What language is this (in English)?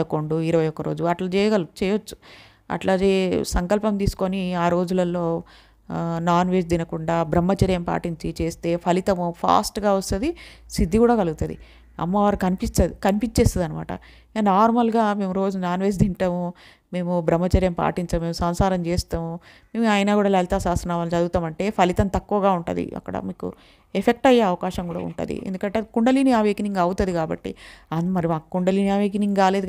Telugu